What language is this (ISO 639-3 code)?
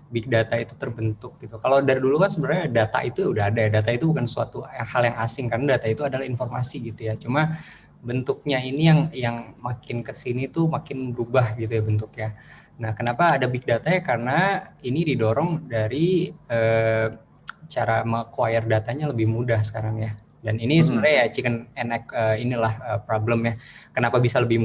ind